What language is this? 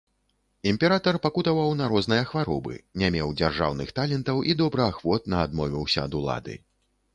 Belarusian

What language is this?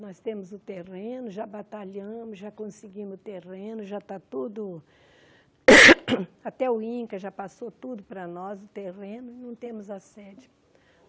Portuguese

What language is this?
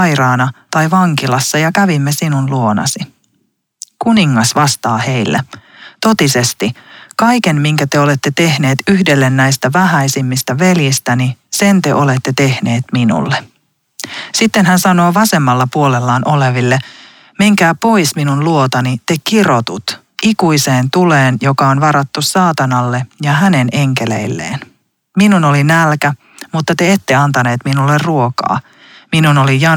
Finnish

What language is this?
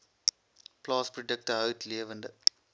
Afrikaans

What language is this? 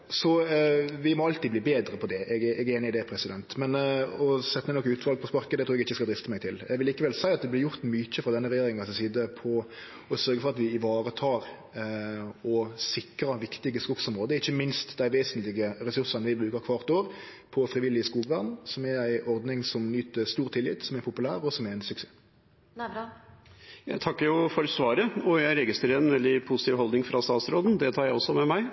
Norwegian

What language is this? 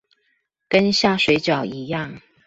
Chinese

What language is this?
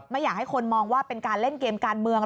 Thai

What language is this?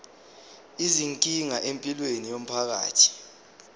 Zulu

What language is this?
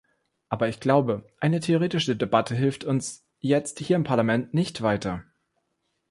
German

